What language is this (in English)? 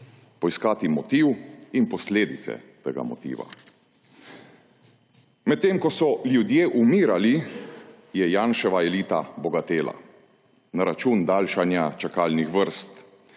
Slovenian